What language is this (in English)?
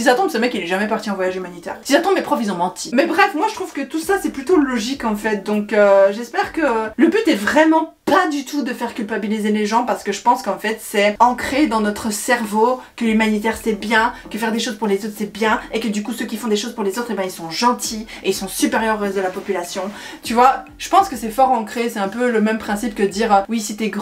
French